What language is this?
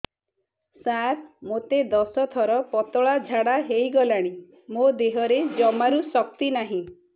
Odia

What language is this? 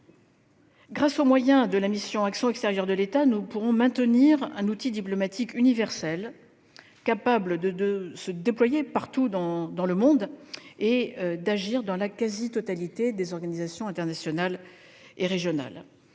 French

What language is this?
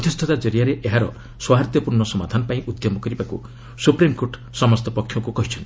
Odia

